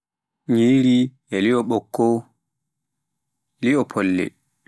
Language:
Pular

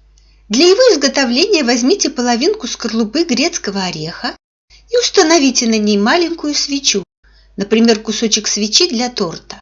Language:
Russian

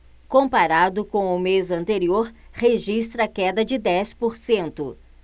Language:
Portuguese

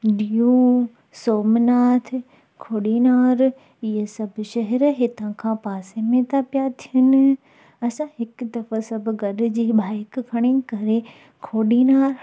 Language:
Sindhi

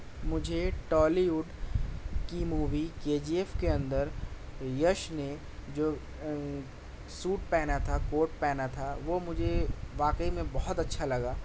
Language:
Urdu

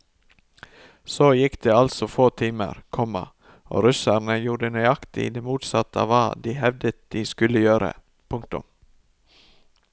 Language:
Norwegian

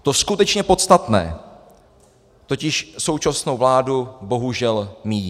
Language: Czech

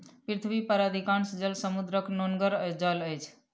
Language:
Maithili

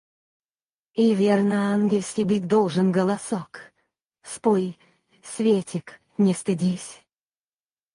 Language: Russian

